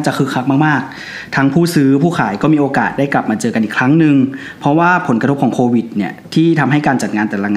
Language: Thai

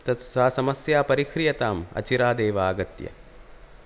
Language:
Sanskrit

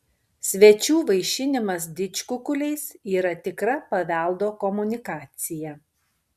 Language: Lithuanian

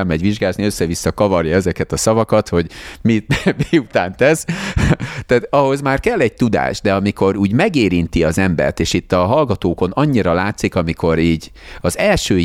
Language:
Hungarian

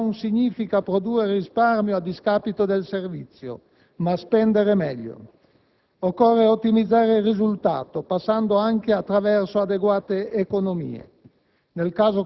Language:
Italian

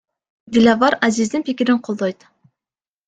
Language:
Kyrgyz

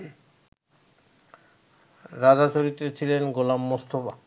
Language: Bangla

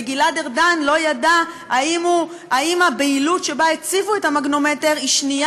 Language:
Hebrew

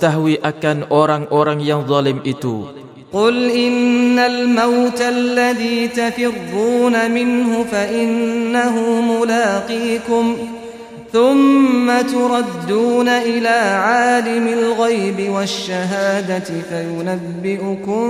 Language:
Malay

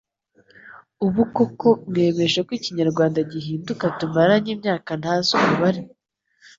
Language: Kinyarwanda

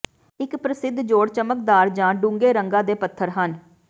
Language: Punjabi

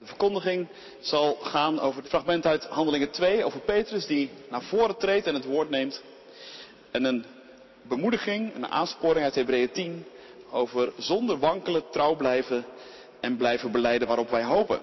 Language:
Dutch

